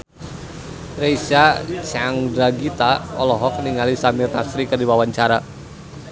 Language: Sundanese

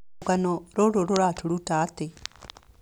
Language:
Kikuyu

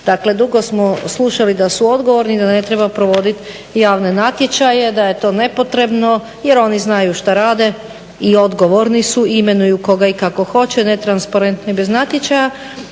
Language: Croatian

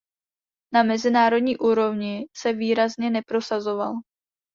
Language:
Czech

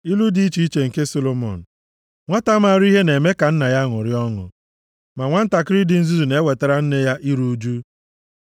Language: Igbo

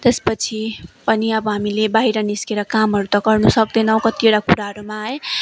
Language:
Nepali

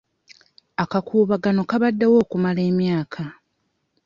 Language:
Ganda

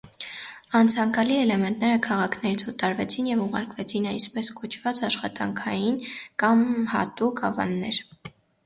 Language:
Armenian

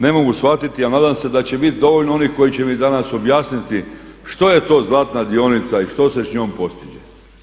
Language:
Croatian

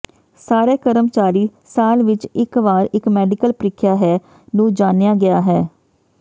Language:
Punjabi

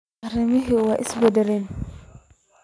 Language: Somali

